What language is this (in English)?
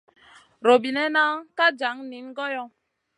Masana